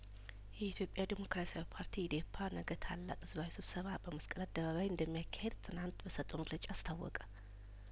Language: Amharic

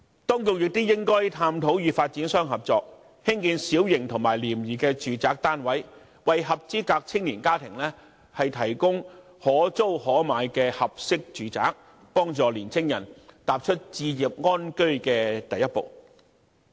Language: Cantonese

